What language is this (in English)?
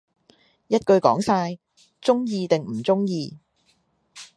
Cantonese